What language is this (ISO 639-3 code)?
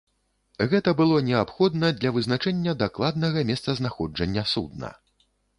bel